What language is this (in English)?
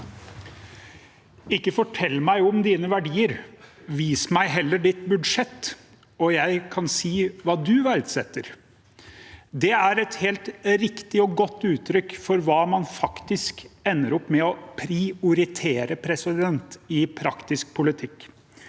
Norwegian